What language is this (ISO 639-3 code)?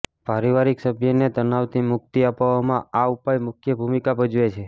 guj